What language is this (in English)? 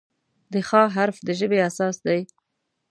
Pashto